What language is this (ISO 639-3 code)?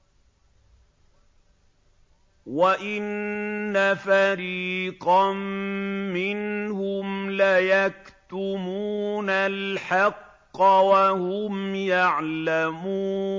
ara